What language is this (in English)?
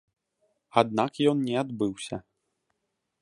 Belarusian